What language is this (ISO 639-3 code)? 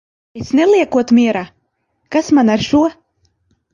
lav